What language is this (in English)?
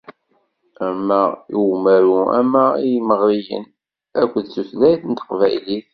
Kabyle